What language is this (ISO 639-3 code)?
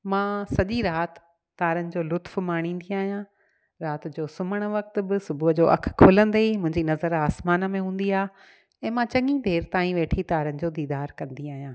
snd